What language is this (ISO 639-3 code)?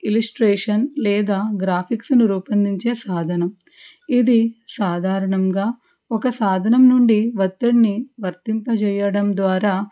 tel